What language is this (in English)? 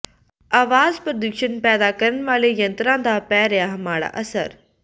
Punjabi